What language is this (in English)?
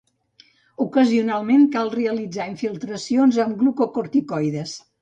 Catalan